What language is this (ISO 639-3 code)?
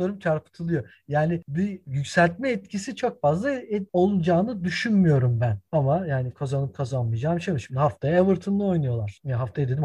tur